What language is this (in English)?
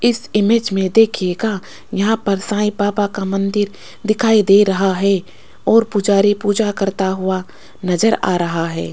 Hindi